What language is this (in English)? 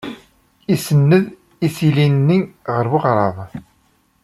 Kabyle